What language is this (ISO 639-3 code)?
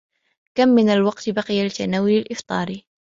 ara